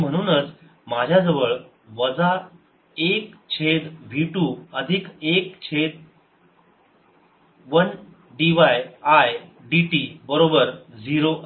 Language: Marathi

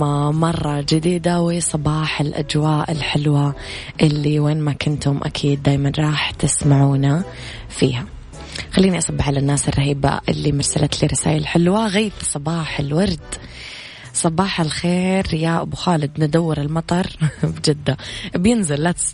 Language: Arabic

